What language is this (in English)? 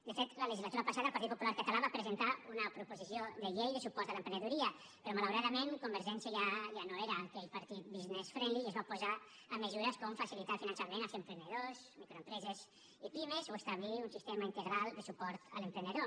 Catalan